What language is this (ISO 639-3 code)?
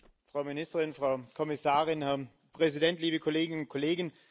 deu